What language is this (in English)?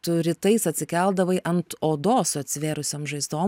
Lithuanian